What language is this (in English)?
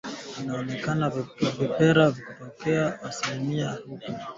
Swahili